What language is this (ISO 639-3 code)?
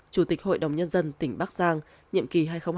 vie